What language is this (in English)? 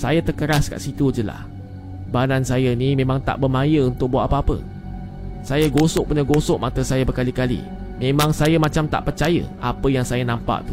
Malay